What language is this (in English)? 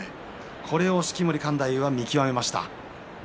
Japanese